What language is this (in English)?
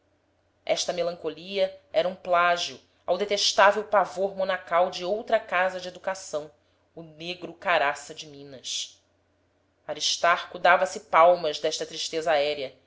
Portuguese